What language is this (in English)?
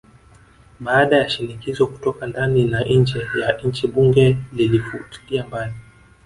Swahili